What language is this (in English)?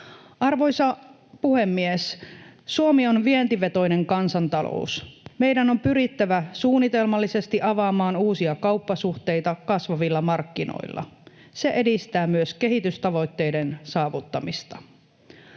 Finnish